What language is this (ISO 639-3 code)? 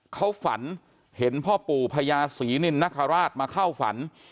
tha